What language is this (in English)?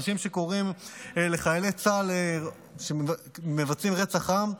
Hebrew